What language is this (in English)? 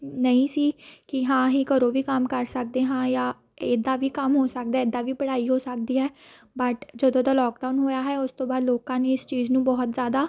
Punjabi